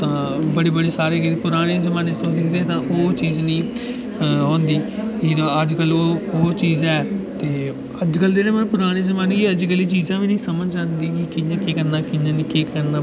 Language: Dogri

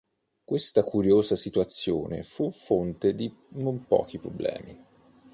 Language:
Italian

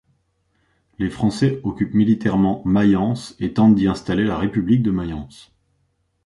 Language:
French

